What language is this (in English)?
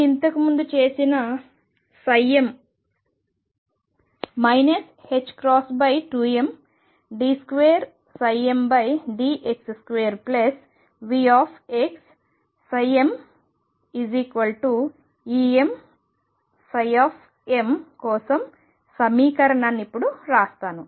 Telugu